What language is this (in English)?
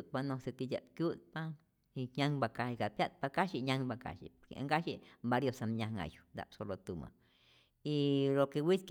Rayón Zoque